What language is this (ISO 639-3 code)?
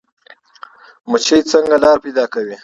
pus